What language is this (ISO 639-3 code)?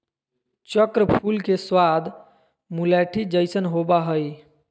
mag